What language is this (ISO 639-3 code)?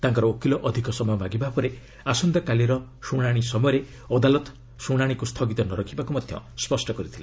ori